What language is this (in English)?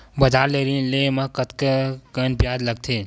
Chhattisgarhi